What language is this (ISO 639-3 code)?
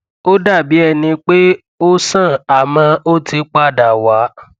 yor